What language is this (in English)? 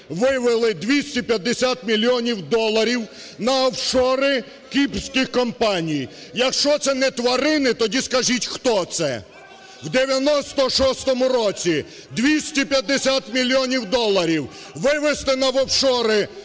Ukrainian